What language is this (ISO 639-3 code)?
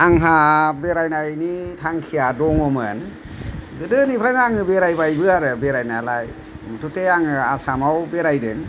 brx